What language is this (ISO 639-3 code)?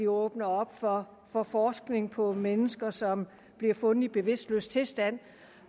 dan